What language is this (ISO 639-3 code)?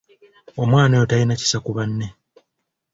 lug